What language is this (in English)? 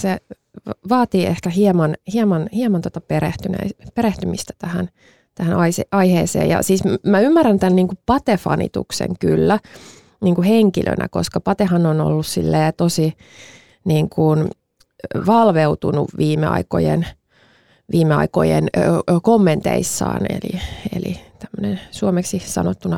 Finnish